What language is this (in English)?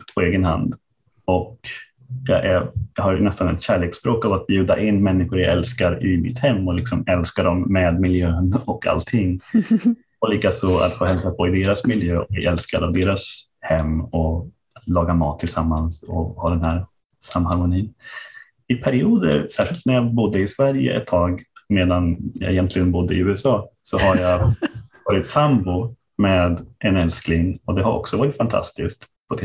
Swedish